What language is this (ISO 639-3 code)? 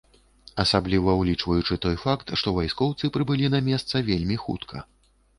bel